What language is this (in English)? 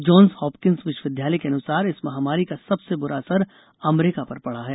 Hindi